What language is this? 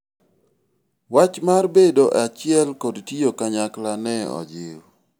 Luo (Kenya and Tanzania)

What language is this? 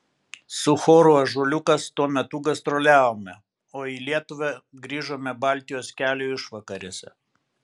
Lithuanian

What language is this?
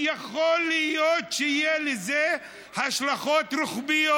Hebrew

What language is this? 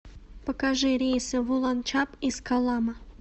Russian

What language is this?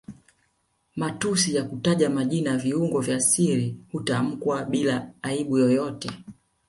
Swahili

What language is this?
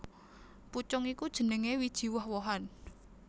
Javanese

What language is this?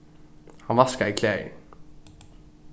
Faroese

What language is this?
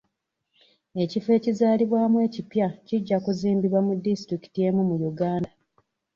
Ganda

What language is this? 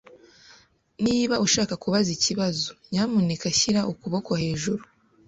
Kinyarwanda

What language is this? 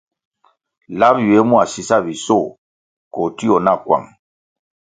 Kwasio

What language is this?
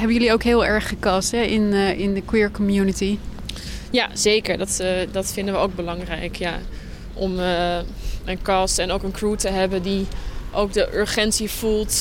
Dutch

